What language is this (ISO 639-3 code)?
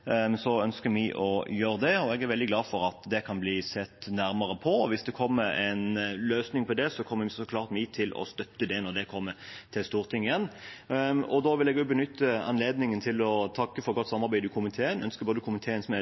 nob